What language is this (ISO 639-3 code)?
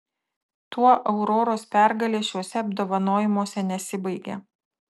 lit